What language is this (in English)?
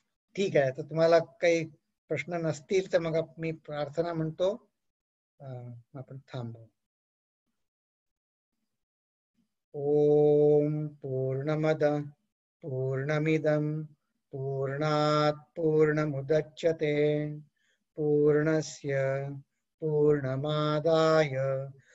Hindi